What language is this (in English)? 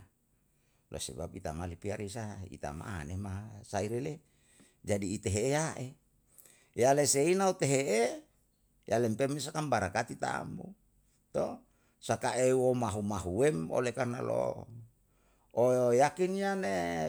Yalahatan